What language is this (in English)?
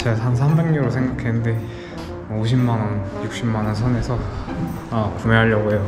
Korean